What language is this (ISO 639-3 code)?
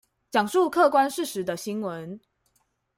zho